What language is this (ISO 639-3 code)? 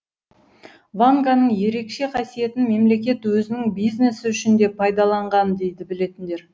kaz